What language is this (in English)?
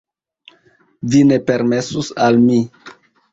Esperanto